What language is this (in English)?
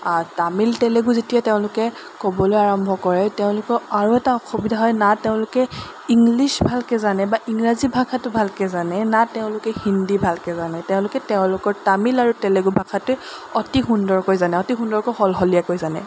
Assamese